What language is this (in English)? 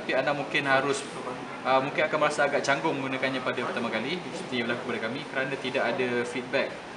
Malay